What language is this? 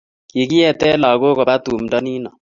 Kalenjin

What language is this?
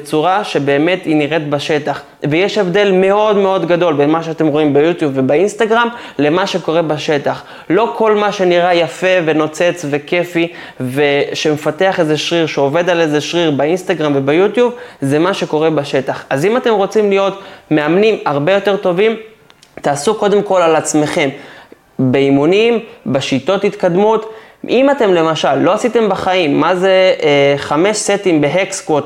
Hebrew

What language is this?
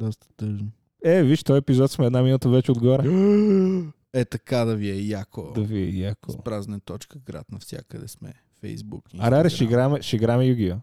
Bulgarian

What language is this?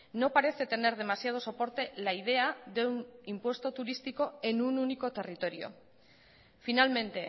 Spanish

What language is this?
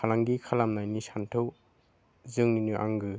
Bodo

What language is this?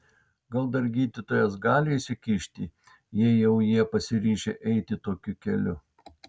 Lithuanian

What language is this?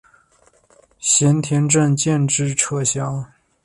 Chinese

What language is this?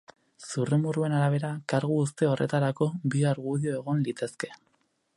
Basque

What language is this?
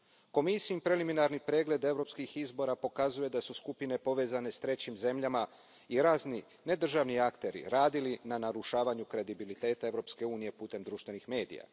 Croatian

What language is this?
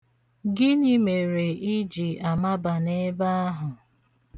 Igbo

